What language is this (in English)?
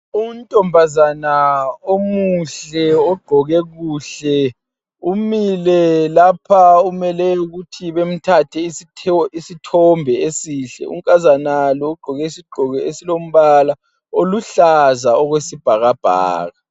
North Ndebele